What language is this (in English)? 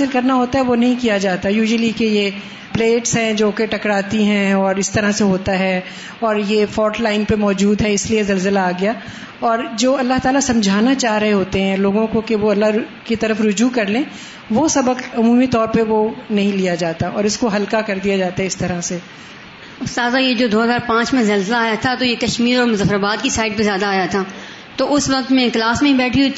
Urdu